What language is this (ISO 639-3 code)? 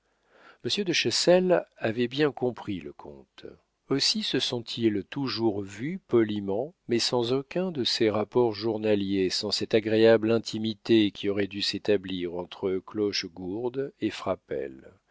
fra